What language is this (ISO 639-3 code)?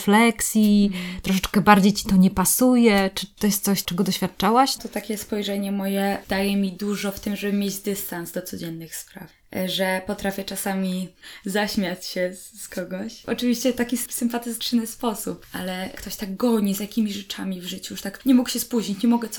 pol